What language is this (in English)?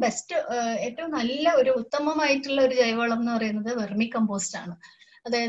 Hindi